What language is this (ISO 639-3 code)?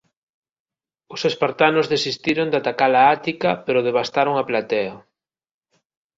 glg